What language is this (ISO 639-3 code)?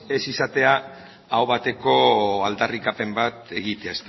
eus